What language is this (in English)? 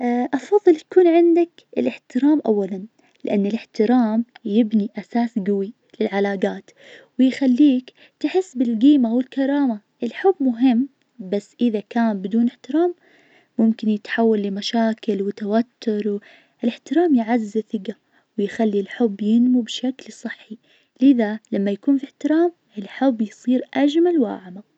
Najdi Arabic